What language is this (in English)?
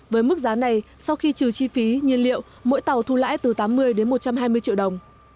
Vietnamese